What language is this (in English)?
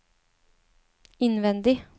Norwegian